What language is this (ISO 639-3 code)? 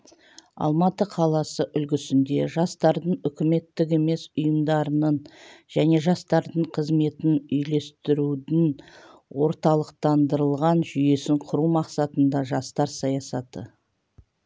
kaz